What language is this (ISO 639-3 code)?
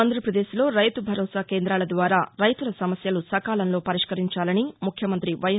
tel